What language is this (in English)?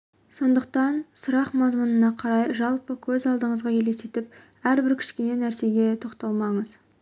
Kazakh